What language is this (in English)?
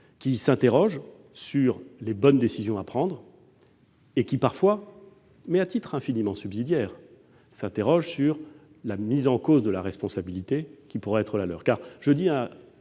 French